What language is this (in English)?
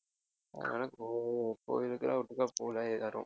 Tamil